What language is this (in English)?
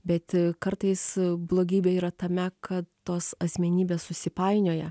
Lithuanian